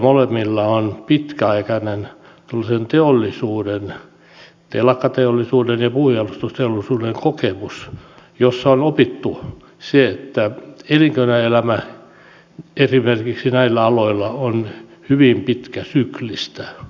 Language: Finnish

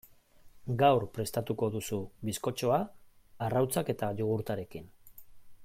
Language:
Basque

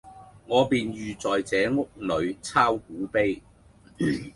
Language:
Cantonese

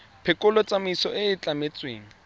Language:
Tswana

